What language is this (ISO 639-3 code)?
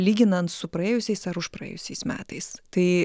lit